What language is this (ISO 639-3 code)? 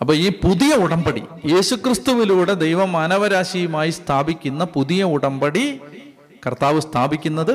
mal